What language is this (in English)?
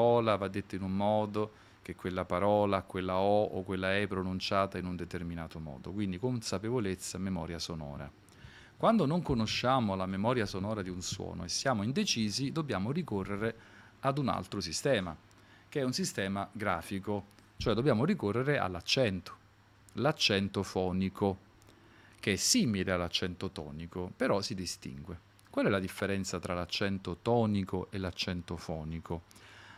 Italian